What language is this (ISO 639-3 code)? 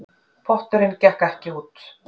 isl